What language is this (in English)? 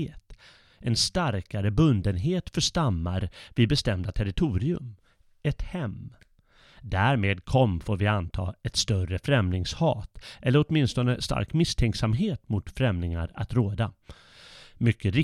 Swedish